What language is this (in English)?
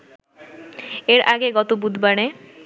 Bangla